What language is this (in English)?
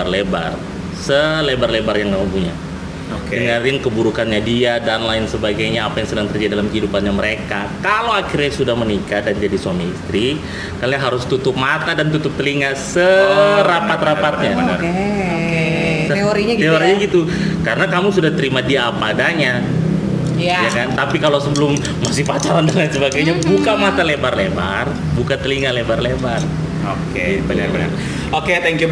Indonesian